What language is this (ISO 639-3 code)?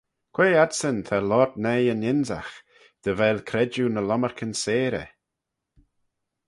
glv